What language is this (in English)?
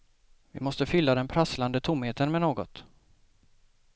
Swedish